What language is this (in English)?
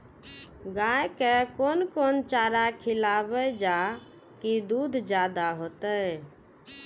Maithili